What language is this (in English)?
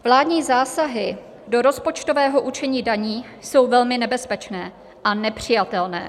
Czech